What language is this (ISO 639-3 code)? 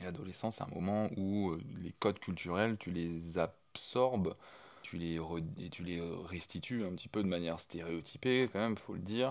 fra